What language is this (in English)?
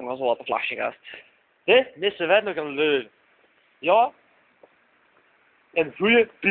Dutch